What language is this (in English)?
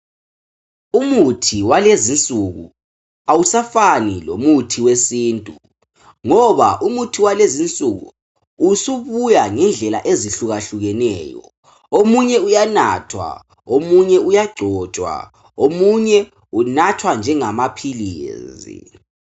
North Ndebele